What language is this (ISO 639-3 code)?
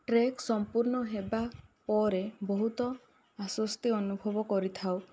ori